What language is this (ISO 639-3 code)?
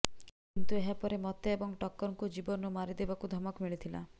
ori